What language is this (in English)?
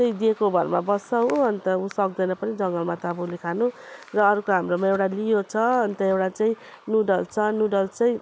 Nepali